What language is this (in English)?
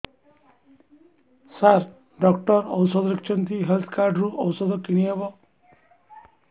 Odia